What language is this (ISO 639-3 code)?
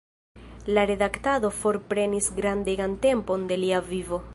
epo